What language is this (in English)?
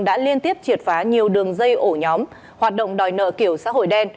Vietnamese